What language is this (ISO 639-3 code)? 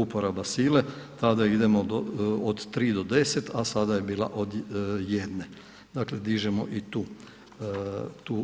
hrv